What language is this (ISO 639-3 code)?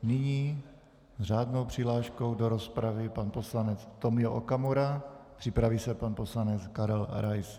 ces